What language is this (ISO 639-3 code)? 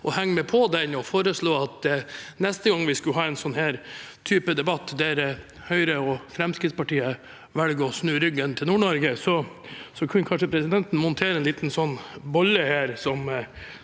nor